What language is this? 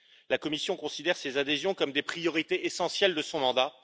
French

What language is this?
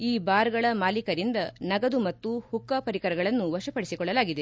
Kannada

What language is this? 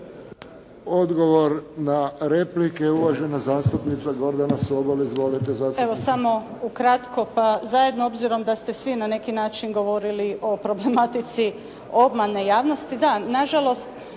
Croatian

